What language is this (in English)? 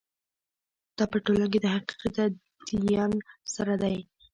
Pashto